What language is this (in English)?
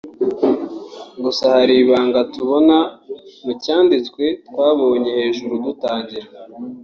Kinyarwanda